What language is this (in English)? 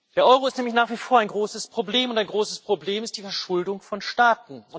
German